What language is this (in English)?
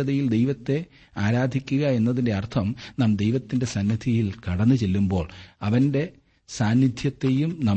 Malayalam